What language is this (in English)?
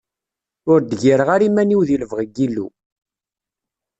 Kabyle